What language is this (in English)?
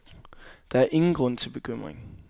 Danish